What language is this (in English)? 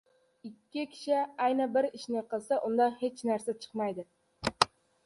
Uzbek